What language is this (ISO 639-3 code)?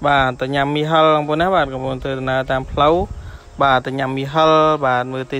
vie